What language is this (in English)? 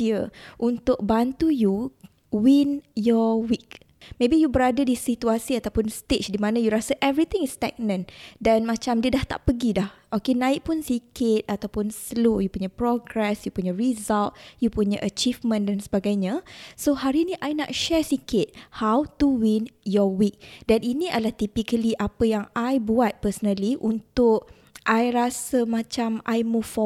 Malay